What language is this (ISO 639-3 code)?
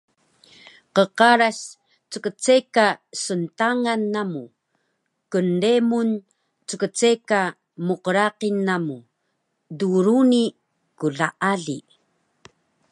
trv